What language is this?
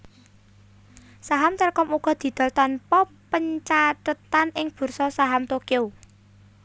Javanese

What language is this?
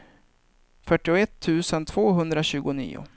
Swedish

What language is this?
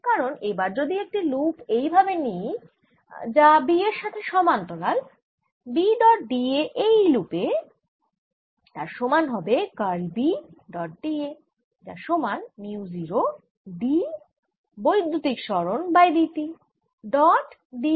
Bangla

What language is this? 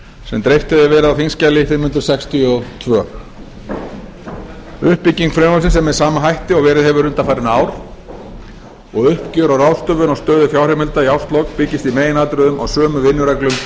Icelandic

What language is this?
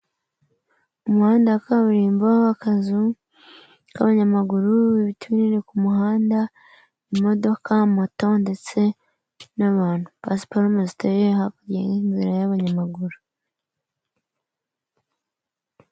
Kinyarwanda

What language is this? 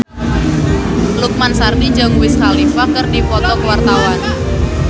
Sundanese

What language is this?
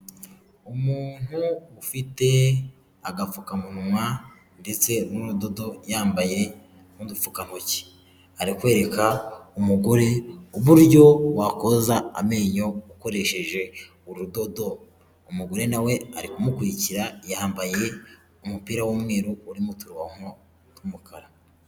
Kinyarwanda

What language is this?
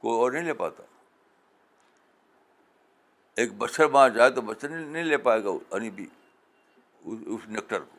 Urdu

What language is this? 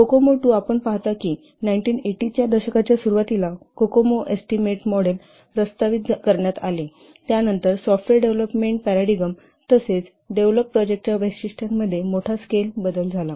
Marathi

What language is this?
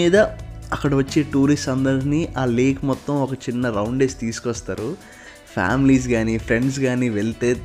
Telugu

